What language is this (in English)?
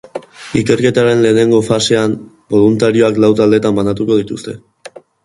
Basque